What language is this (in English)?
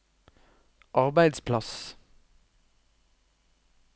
Norwegian